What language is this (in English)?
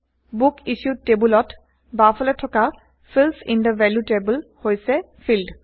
Assamese